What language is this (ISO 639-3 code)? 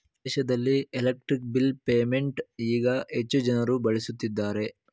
kan